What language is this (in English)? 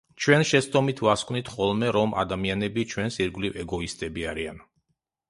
Georgian